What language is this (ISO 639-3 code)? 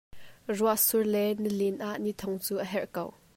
cnh